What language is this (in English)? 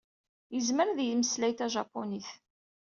Kabyle